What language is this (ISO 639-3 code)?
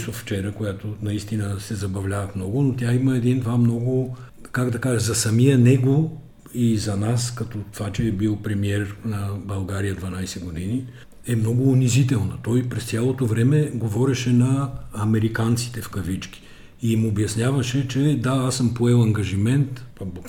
bul